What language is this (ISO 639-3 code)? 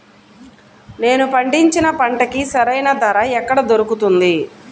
tel